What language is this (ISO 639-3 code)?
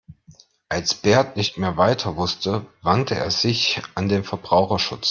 deu